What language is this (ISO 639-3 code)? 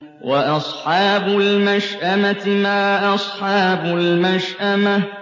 ara